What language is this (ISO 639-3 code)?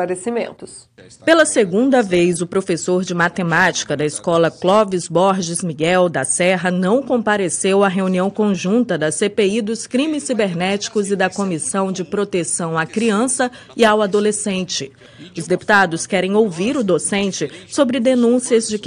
por